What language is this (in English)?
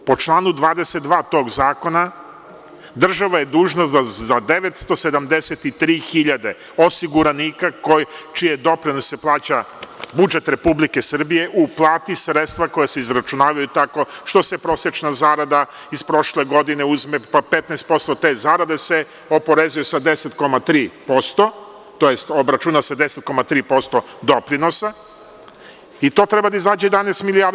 Serbian